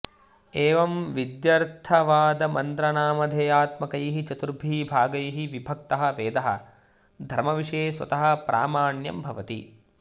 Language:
Sanskrit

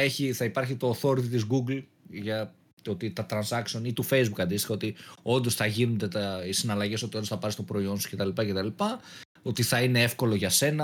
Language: Greek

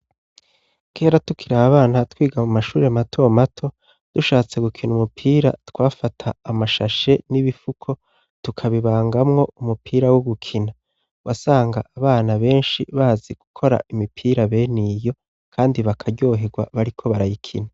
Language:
Rundi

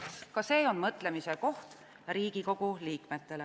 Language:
Estonian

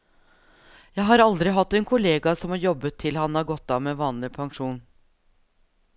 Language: Norwegian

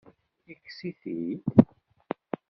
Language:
Kabyle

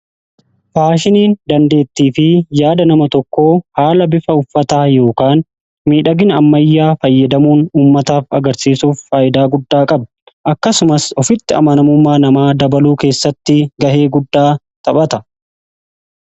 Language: Oromo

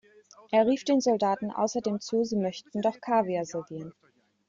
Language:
German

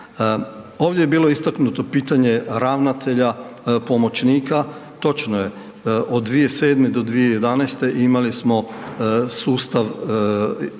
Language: Croatian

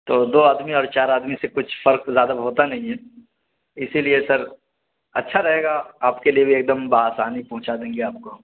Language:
Urdu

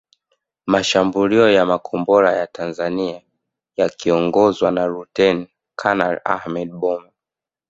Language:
Swahili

